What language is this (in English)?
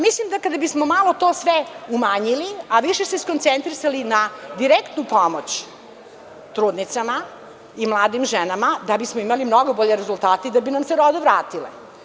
Serbian